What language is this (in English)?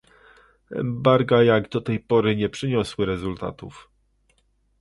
Polish